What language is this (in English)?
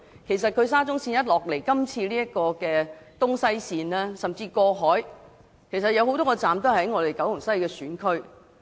Cantonese